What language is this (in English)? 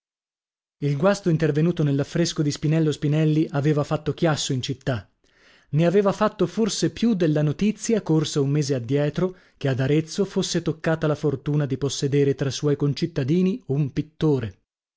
Italian